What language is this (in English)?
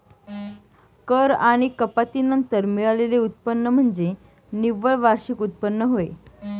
Marathi